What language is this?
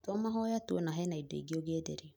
Kikuyu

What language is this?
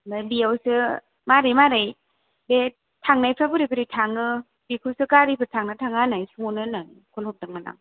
Bodo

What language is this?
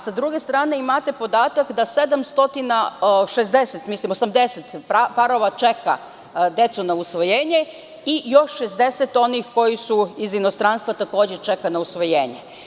Serbian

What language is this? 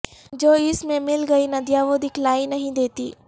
Urdu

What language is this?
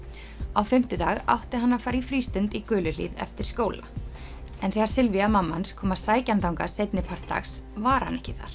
Icelandic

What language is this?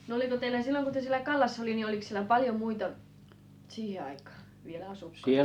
Finnish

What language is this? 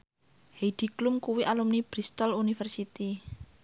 Javanese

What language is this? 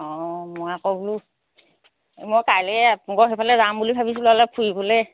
Assamese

